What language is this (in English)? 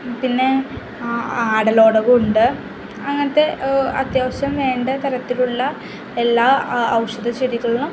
Malayalam